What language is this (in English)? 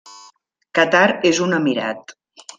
Catalan